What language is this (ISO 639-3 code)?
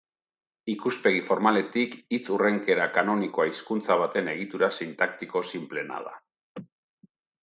eus